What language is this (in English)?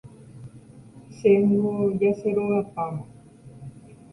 Guarani